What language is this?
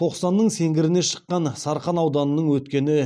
Kazakh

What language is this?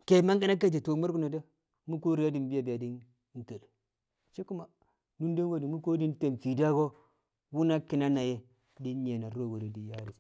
Kamo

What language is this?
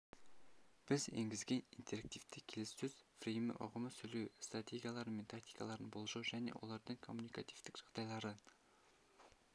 Kazakh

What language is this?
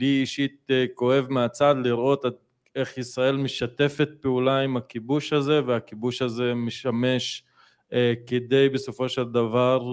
Hebrew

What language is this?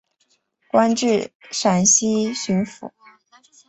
Chinese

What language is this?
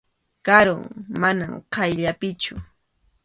Arequipa-La Unión Quechua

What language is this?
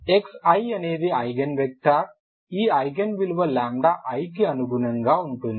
Telugu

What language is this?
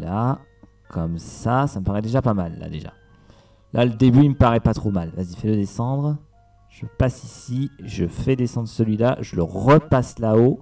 French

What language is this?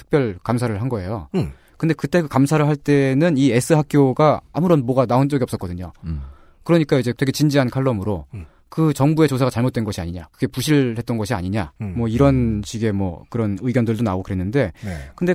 Korean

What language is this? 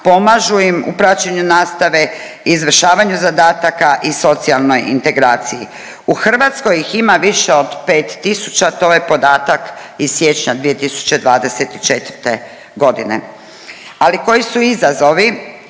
Croatian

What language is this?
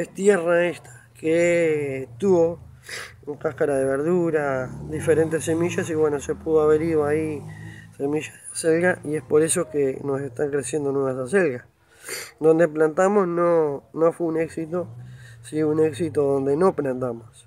Spanish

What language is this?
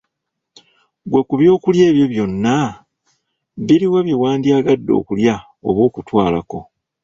Ganda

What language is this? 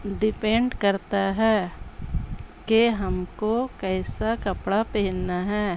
Urdu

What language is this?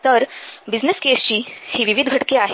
Marathi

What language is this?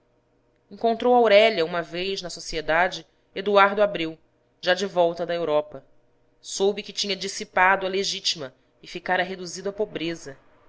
Portuguese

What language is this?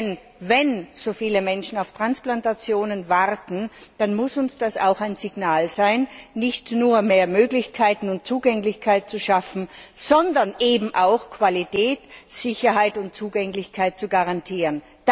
German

